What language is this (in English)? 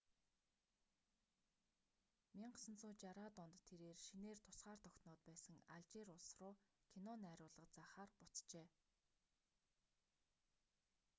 Mongolian